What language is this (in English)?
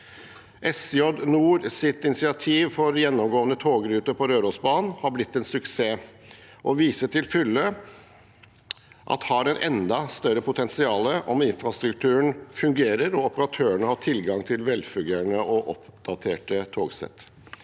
Norwegian